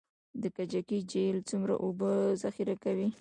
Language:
Pashto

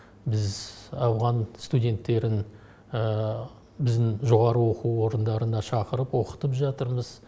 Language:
Kazakh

